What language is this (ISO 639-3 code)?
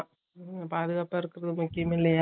tam